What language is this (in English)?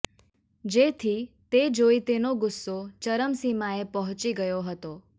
Gujarati